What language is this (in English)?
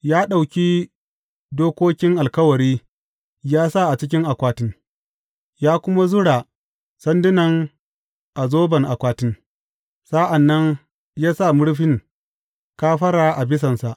Hausa